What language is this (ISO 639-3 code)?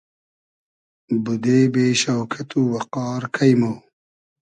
haz